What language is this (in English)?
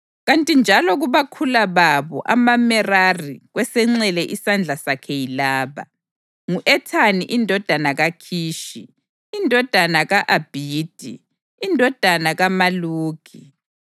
North Ndebele